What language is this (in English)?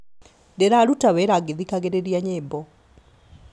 Kikuyu